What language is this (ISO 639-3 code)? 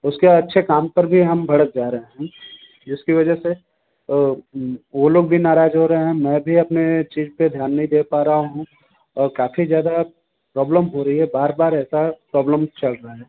hin